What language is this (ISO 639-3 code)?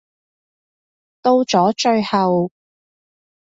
yue